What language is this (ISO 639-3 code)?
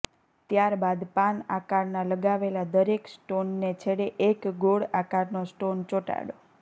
guj